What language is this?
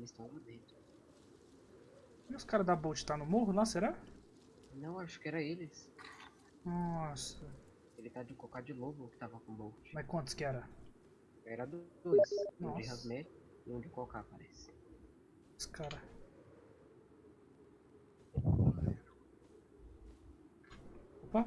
Portuguese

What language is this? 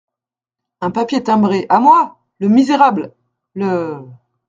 French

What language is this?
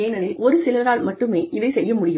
Tamil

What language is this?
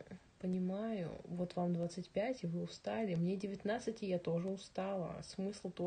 Russian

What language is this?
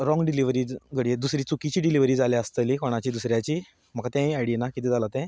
Konkani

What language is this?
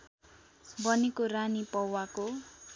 Nepali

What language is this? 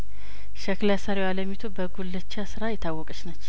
Amharic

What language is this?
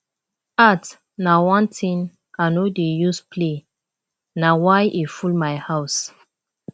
Nigerian Pidgin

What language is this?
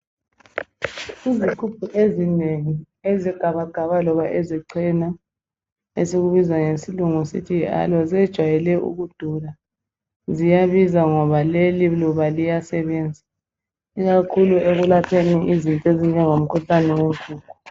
North Ndebele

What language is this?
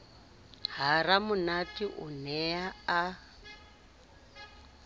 Southern Sotho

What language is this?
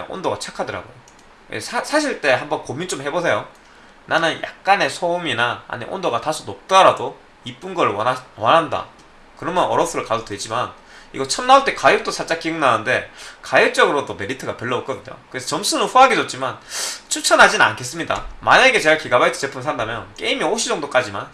Korean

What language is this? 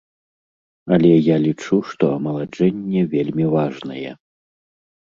Belarusian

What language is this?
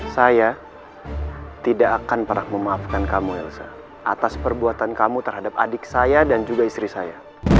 Indonesian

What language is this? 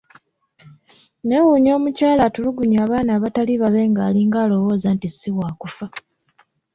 Ganda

